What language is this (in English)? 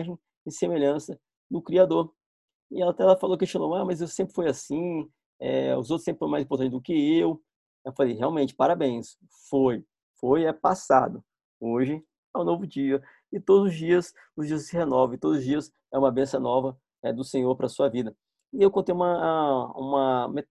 Portuguese